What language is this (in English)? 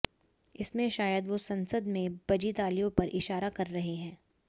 Hindi